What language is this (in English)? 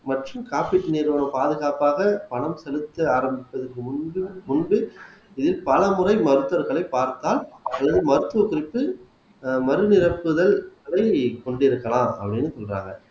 Tamil